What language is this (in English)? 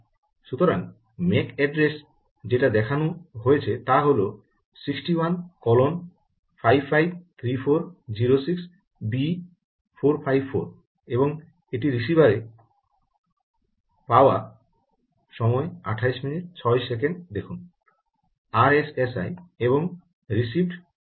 Bangla